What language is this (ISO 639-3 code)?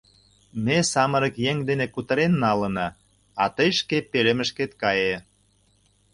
chm